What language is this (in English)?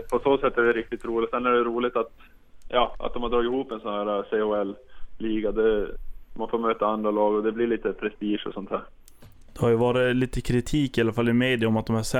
Swedish